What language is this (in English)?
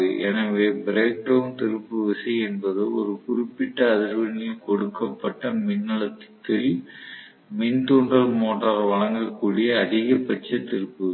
Tamil